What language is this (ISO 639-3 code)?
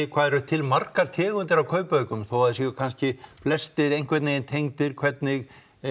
isl